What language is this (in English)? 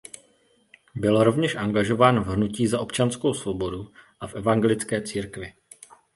Czech